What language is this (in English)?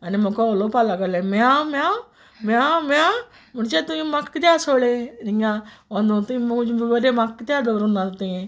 Konkani